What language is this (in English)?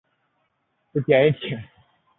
Chinese